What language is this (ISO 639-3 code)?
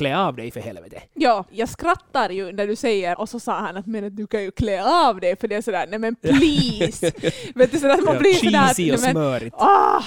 swe